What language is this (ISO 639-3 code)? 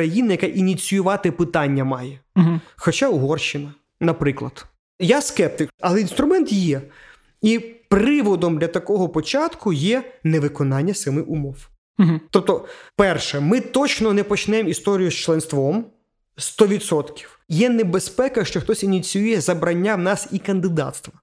ukr